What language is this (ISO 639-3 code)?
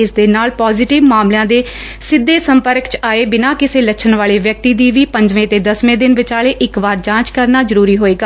pan